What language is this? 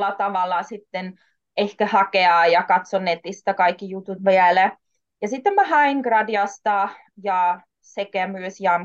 Finnish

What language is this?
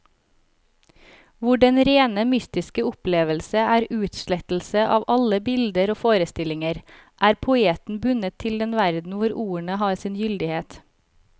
Norwegian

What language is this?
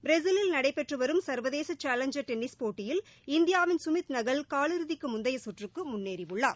Tamil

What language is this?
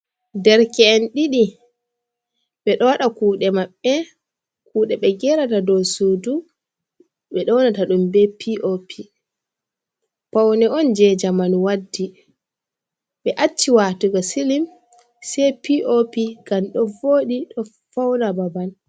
Fula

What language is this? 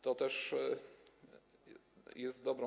Polish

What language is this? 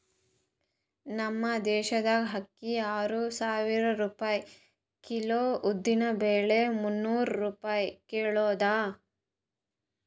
Kannada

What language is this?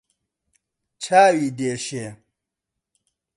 Central Kurdish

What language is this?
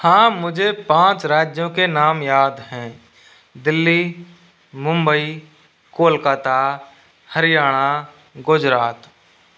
Hindi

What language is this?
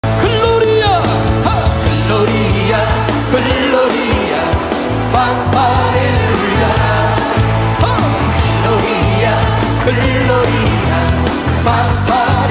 Korean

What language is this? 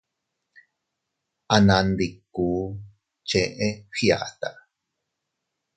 Teutila Cuicatec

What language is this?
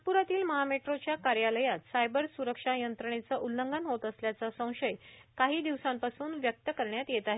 Marathi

